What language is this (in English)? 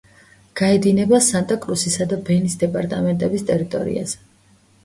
Georgian